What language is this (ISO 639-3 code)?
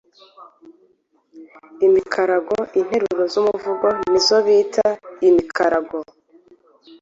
kin